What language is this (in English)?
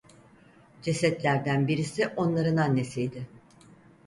Turkish